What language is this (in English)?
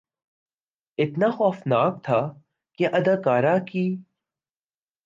Urdu